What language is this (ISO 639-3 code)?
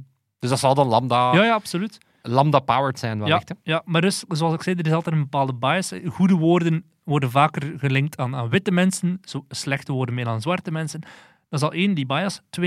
nld